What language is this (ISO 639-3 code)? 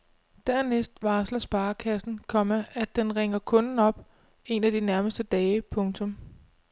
dan